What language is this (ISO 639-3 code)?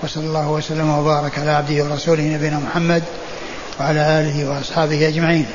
ara